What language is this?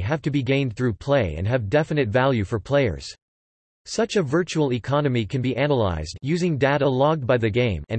English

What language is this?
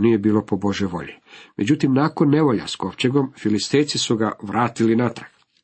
Croatian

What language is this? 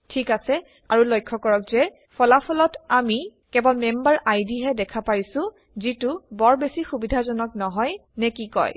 Assamese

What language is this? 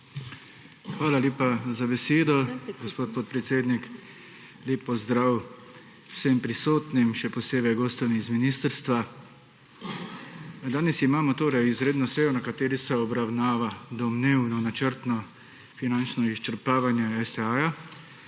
Slovenian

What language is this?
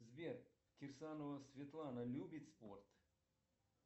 Russian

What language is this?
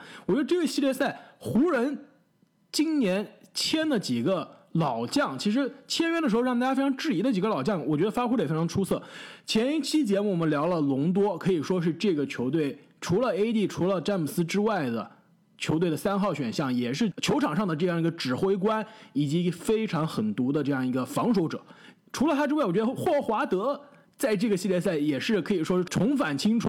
Chinese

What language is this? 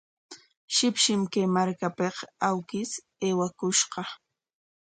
Corongo Ancash Quechua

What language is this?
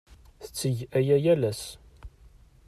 Kabyle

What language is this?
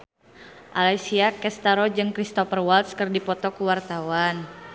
Sundanese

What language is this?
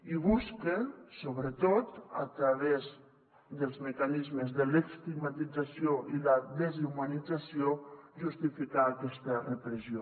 Catalan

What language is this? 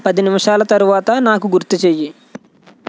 Telugu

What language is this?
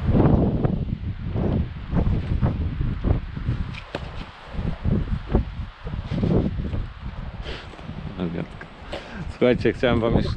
Polish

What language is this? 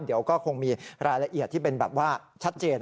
Thai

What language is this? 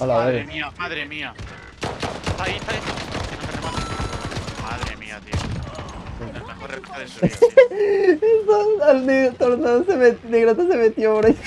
Spanish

